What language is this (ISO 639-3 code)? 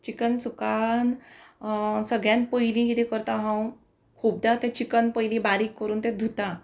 kok